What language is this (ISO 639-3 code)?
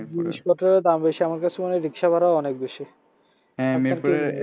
ben